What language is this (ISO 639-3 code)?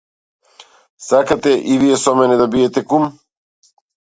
mkd